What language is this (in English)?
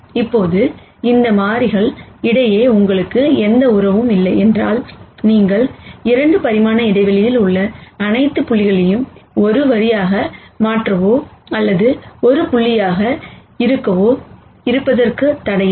Tamil